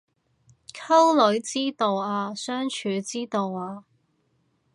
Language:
Cantonese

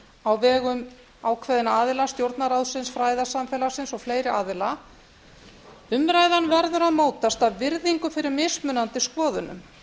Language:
Icelandic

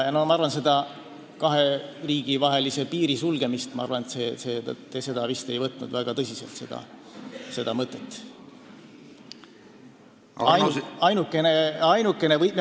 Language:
Estonian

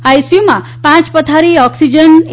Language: Gujarati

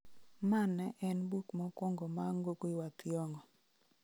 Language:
Luo (Kenya and Tanzania)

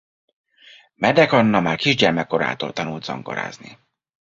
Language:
Hungarian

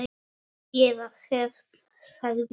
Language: Icelandic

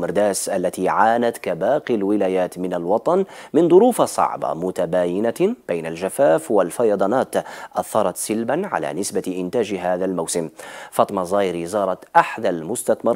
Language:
Arabic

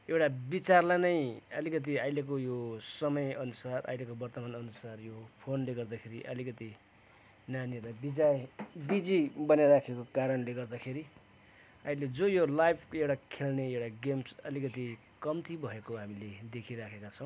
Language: Nepali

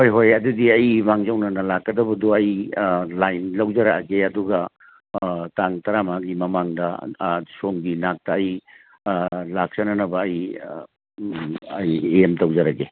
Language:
Manipuri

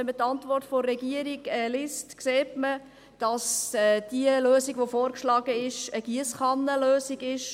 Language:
Swiss German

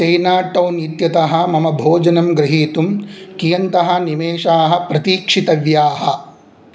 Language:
Sanskrit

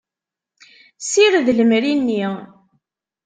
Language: Kabyle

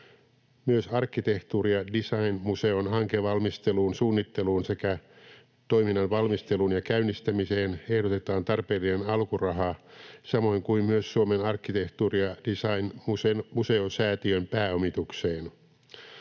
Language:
Finnish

